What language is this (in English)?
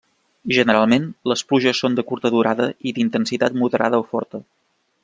Catalan